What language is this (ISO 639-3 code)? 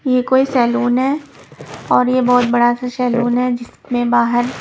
hin